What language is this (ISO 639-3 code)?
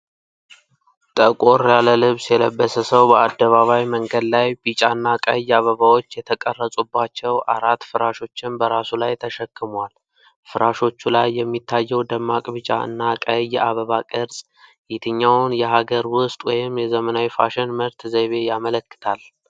amh